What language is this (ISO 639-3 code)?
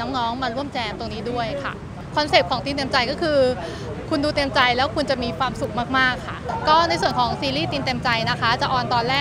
tha